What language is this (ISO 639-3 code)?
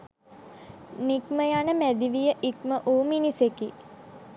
sin